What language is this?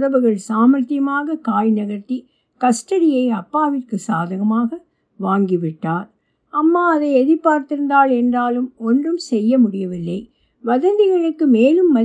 Tamil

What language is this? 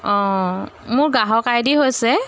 Assamese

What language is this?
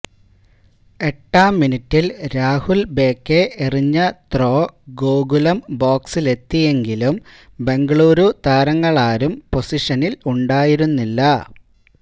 Malayalam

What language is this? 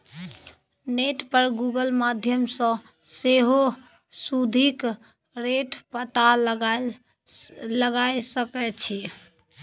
Maithili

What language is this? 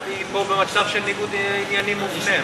Hebrew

